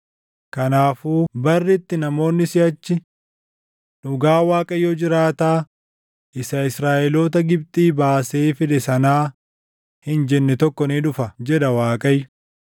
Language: Oromo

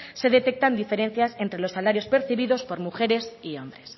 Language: Spanish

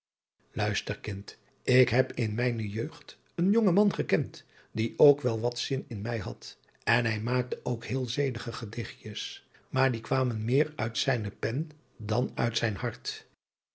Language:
Dutch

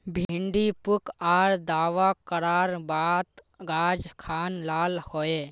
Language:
Magahi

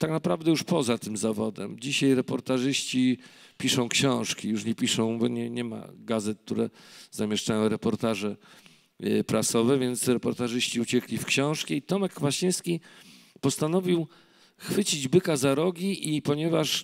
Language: Polish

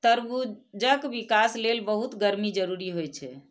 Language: Maithili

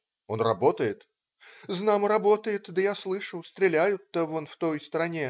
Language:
Russian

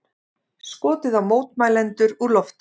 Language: Icelandic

